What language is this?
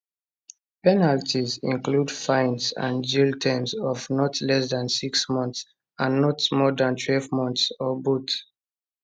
Nigerian Pidgin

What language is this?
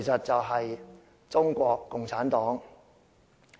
Cantonese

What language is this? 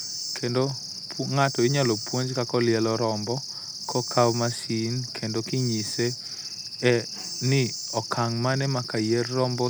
Luo (Kenya and Tanzania)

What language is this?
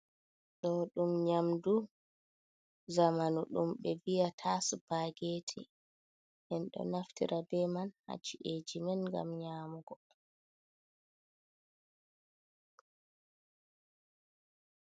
Fula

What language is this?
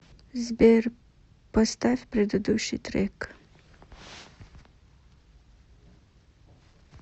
Russian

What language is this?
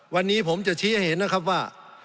Thai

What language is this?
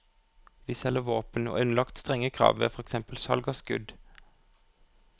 Norwegian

